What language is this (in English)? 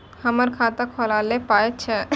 Maithili